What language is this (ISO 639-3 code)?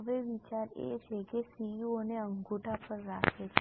guj